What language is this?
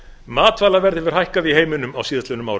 Icelandic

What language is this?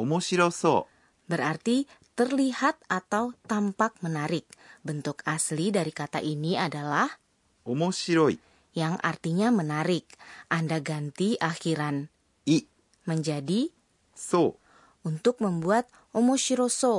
Indonesian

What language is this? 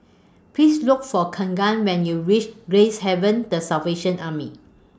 English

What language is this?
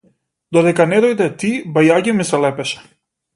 Macedonian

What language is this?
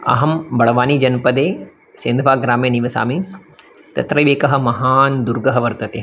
Sanskrit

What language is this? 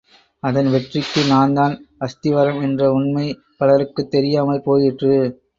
Tamil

